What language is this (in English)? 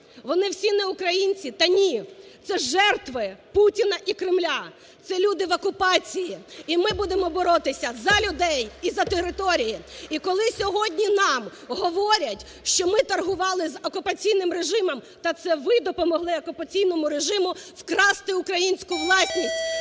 Ukrainian